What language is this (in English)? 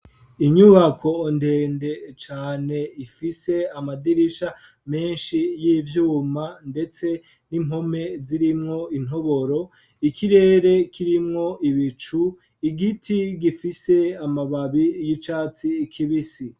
Rundi